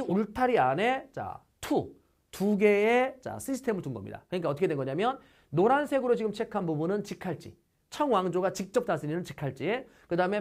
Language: Korean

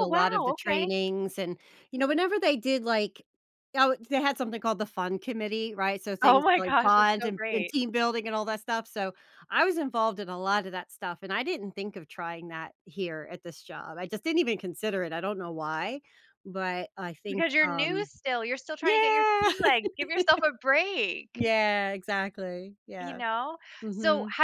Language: English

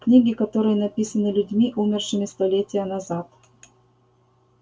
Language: Russian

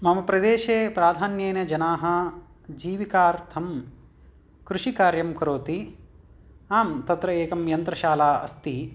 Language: Sanskrit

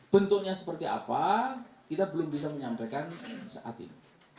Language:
Indonesian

